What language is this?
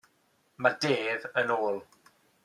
Welsh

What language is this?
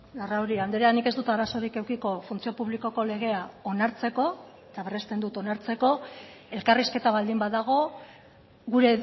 Basque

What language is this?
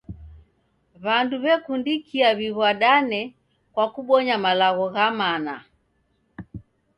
Taita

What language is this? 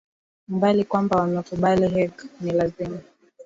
Swahili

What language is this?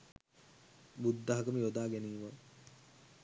Sinhala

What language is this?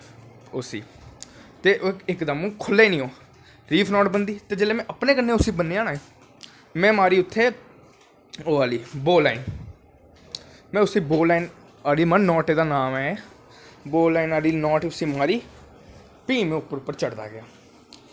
Dogri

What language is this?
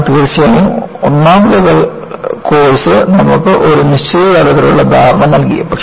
Malayalam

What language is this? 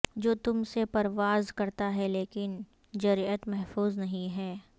Urdu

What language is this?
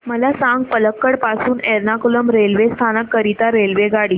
Marathi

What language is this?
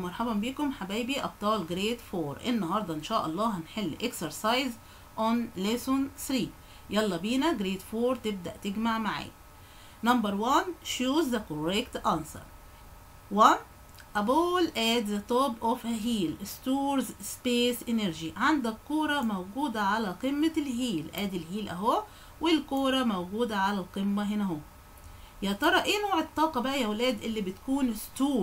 Arabic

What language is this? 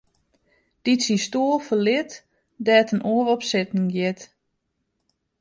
Western Frisian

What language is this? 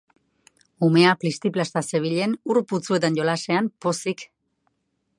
Basque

